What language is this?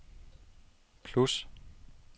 Danish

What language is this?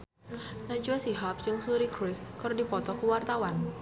Sundanese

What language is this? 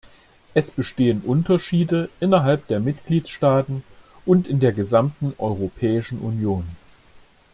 German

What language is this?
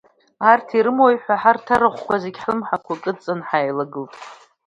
Abkhazian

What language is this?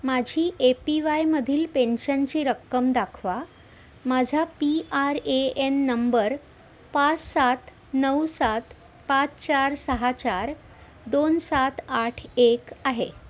Marathi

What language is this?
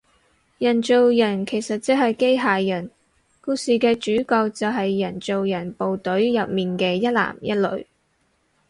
Cantonese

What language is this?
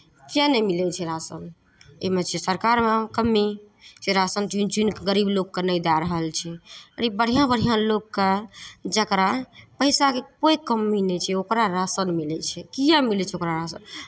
Maithili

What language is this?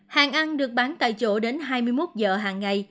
Vietnamese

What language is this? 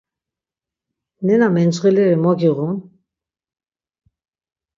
Laz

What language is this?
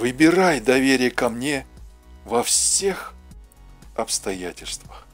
Russian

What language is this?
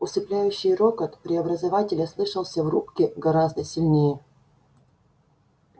Russian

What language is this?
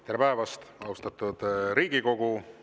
Estonian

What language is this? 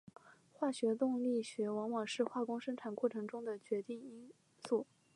Chinese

